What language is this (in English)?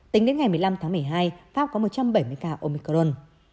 Vietnamese